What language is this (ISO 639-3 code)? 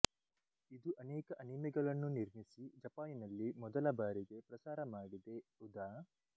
kan